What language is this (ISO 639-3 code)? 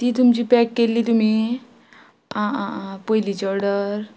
kok